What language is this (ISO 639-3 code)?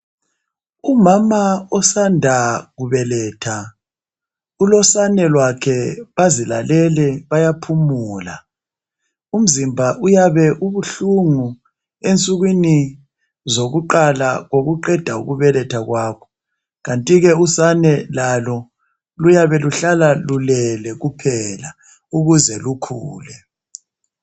nde